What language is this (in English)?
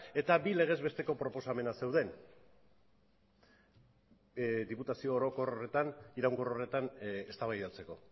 Basque